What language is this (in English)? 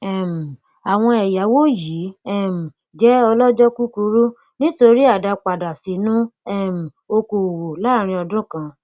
Yoruba